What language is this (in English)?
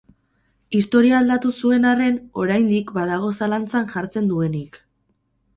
Basque